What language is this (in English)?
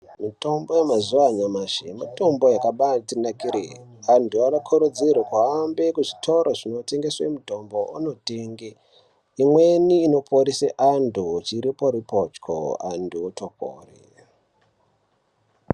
Ndau